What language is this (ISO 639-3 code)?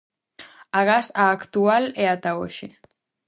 glg